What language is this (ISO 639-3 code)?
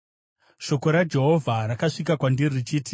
sna